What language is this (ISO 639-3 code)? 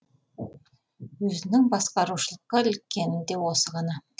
kaz